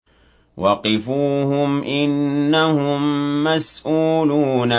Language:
Arabic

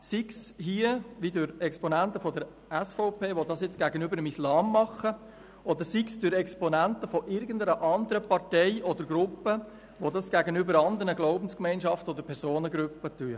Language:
Swiss German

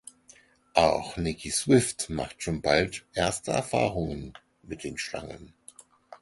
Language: German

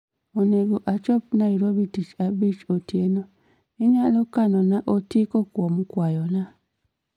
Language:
Luo (Kenya and Tanzania)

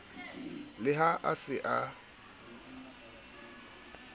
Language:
Southern Sotho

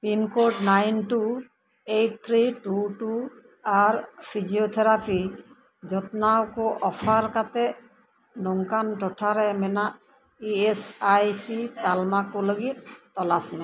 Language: Santali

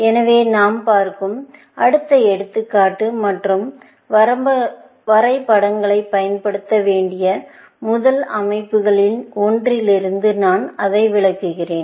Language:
Tamil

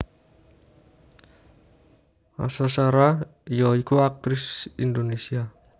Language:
Javanese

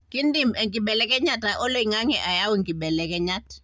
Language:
Masai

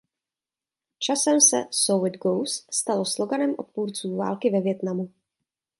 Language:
Czech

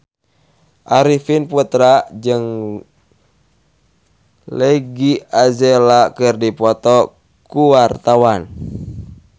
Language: Sundanese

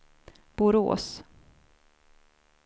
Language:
Swedish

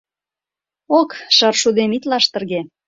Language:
Mari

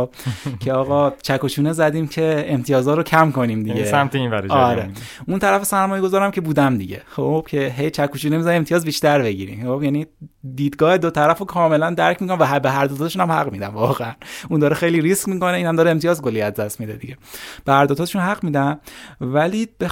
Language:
Persian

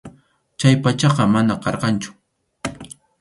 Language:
Arequipa-La Unión Quechua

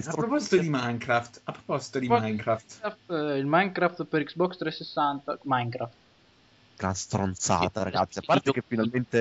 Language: Italian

